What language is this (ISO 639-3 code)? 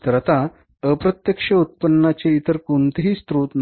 mar